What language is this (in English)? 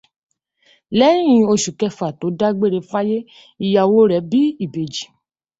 Yoruba